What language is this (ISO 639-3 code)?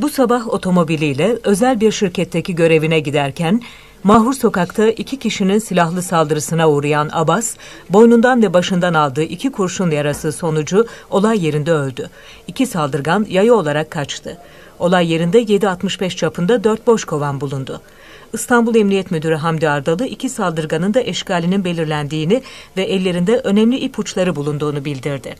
tur